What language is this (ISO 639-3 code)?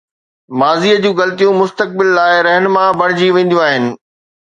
snd